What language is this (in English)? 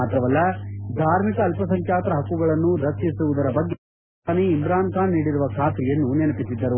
Kannada